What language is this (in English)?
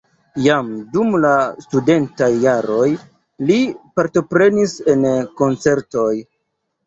Esperanto